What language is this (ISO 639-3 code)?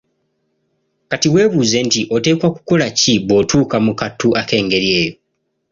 lug